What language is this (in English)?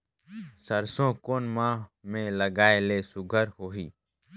Chhattisgarhi